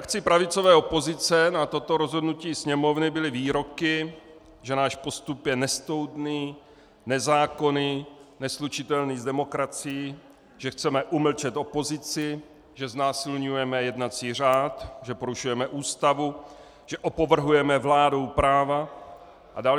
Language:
Czech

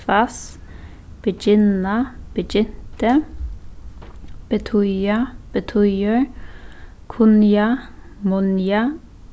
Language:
Faroese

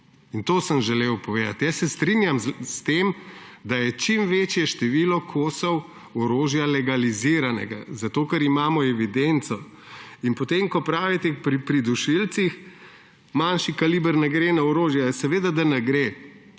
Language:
Slovenian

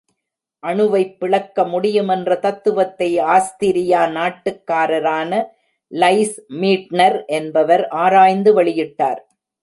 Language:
Tamil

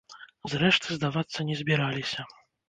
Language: Belarusian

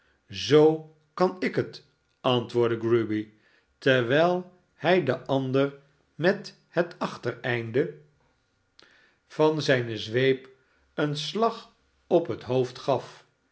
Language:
Dutch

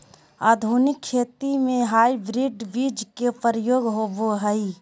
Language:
Magahi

